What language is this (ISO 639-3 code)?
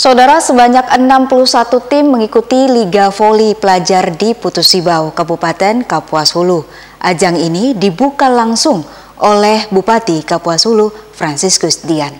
ind